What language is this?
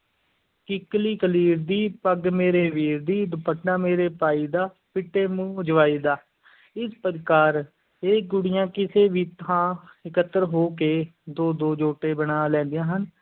Punjabi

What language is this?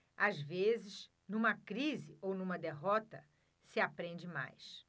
Portuguese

